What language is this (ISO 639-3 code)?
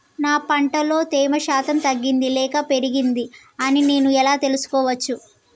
tel